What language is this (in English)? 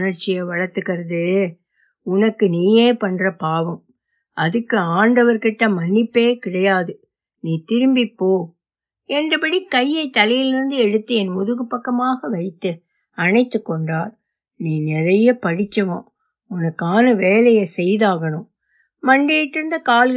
Tamil